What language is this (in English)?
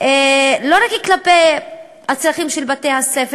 Hebrew